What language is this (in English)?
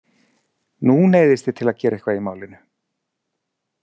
Icelandic